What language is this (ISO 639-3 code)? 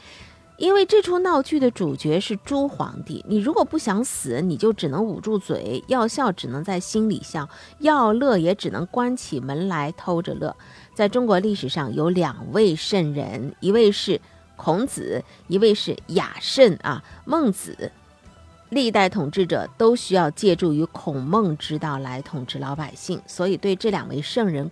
zho